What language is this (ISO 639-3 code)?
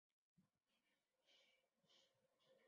zho